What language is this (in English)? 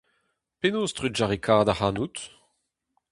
Breton